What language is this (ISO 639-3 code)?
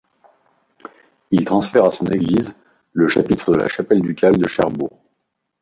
fra